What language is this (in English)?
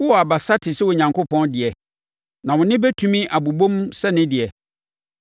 Akan